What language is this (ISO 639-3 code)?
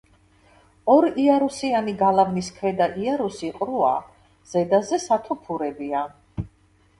kat